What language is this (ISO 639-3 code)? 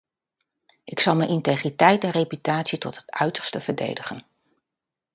nld